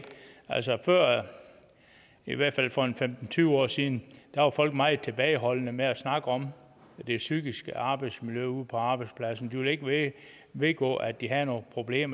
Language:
Danish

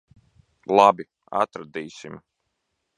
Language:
Latvian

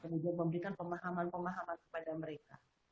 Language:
Indonesian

